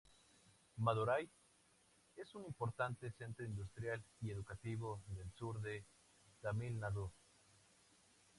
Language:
Spanish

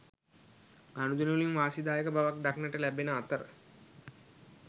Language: Sinhala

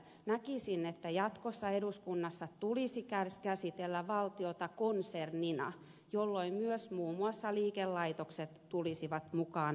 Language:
Finnish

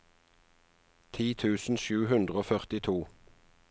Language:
Norwegian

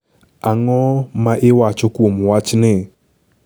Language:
Luo (Kenya and Tanzania)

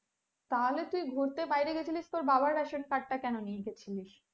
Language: Bangla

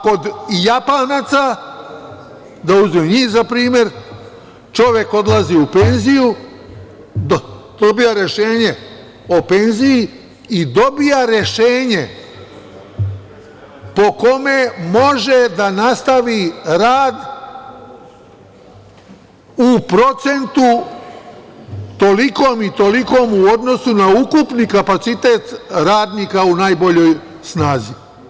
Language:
Serbian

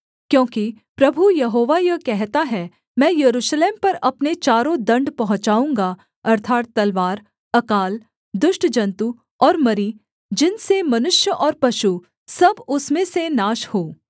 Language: Hindi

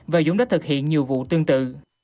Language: Vietnamese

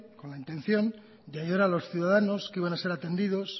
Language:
Spanish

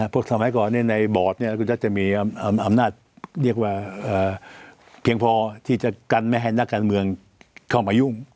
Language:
Thai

